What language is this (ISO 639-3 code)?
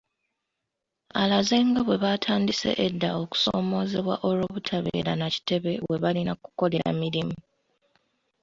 lug